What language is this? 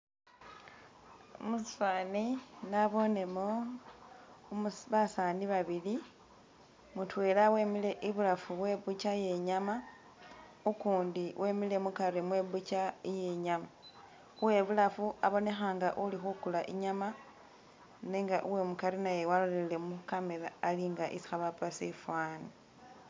Masaaba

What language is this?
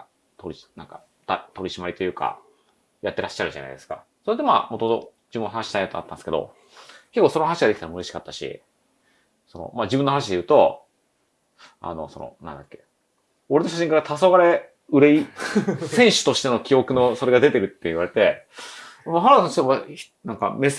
Japanese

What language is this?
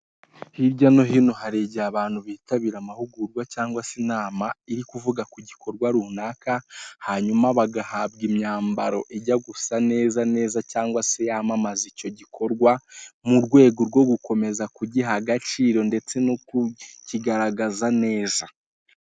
Kinyarwanda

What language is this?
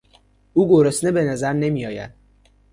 Persian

